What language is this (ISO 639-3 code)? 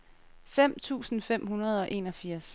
dan